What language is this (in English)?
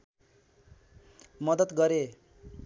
Nepali